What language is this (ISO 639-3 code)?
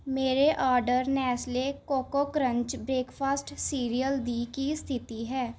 pan